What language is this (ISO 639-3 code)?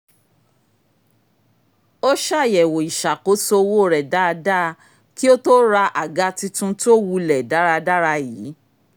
yor